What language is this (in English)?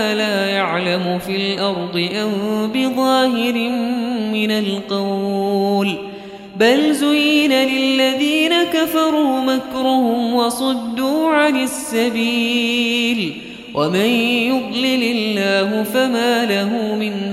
Arabic